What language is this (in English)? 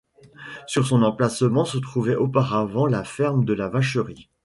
French